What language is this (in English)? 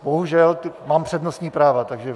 Czech